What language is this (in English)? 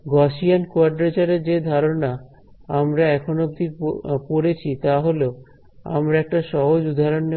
Bangla